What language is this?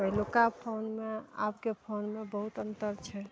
Maithili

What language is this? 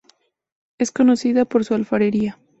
Spanish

